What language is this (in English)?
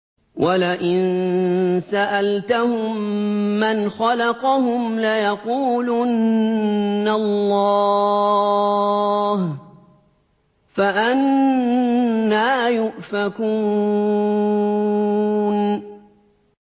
Arabic